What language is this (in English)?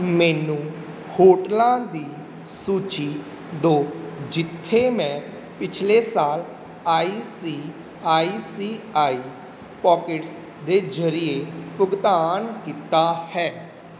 Punjabi